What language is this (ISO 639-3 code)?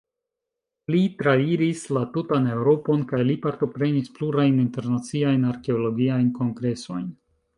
epo